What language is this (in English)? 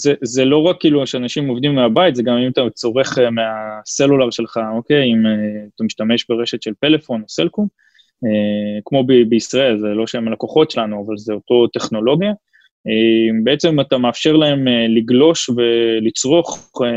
Hebrew